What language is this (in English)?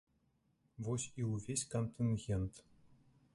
Belarusian